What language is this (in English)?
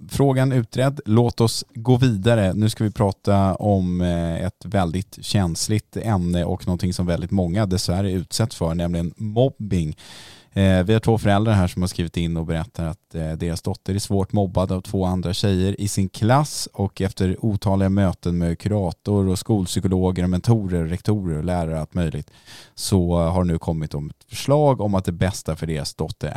Swedish